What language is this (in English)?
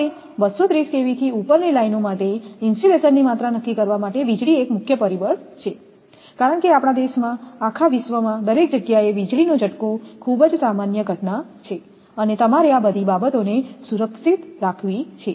Gujarati